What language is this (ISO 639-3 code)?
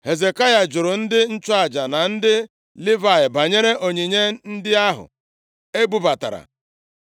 ibo